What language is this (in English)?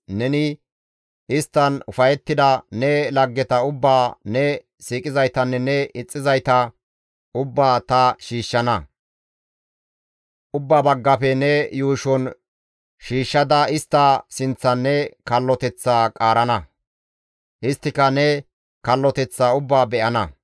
Gamo